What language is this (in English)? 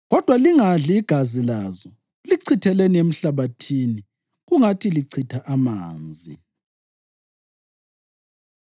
North Ndebele